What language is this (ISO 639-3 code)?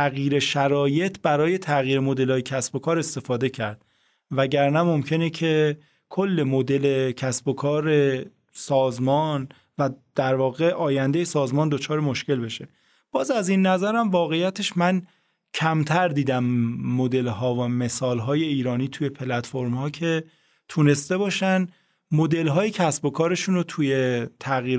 fas